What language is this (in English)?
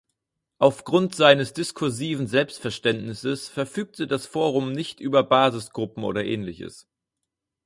German